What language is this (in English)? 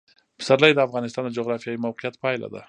Pashto